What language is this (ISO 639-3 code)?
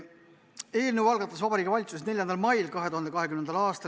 est